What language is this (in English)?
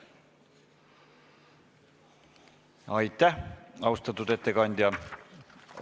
Estonian